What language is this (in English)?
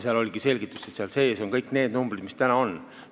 Estonian